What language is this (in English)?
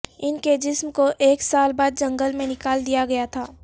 Urdu